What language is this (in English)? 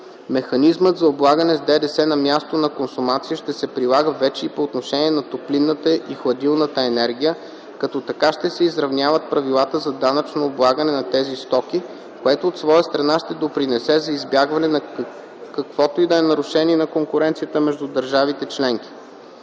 Bulgarian